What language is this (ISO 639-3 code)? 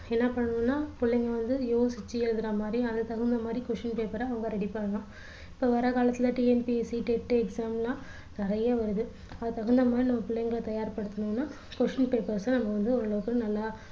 tam